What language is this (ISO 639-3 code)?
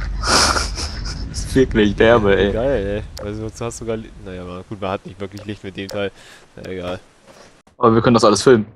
deu